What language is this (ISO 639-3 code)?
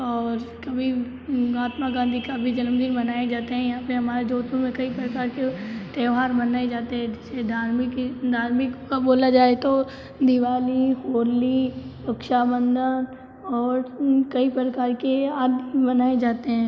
hin